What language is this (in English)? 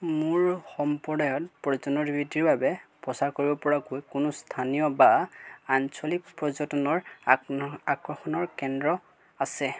Assamese